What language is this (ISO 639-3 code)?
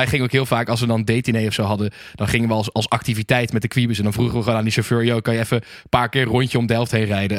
nld